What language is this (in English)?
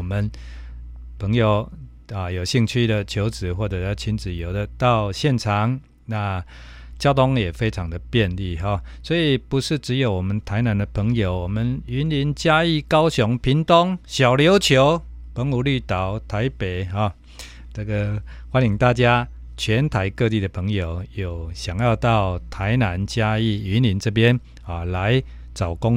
Chinese